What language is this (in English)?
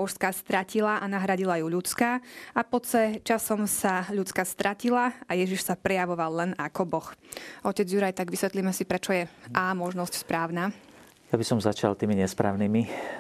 Slovak